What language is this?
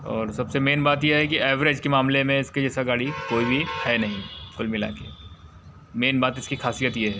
Hindi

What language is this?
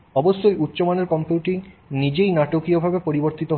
Bangla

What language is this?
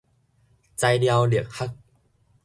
Min Nan Chinese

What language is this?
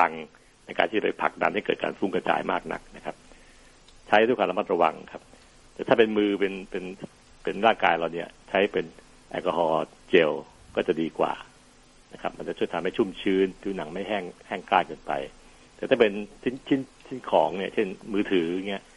Thai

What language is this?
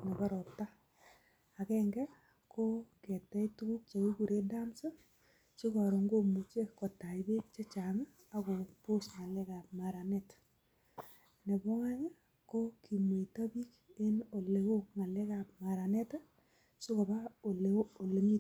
Kalenjin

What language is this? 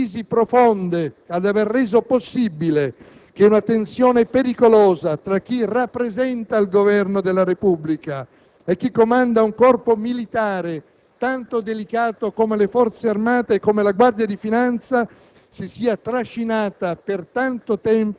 Italian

